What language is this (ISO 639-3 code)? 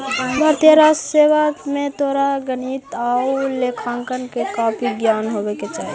mag